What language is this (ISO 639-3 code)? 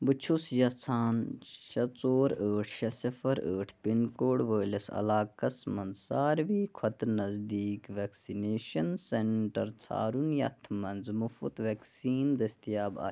kas